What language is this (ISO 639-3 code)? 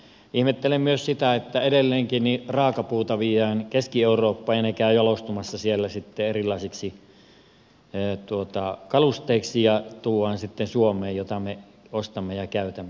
fin